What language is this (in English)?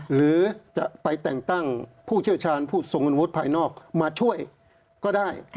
Thai